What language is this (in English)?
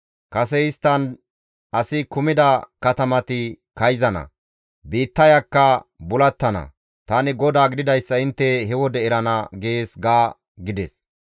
Gamo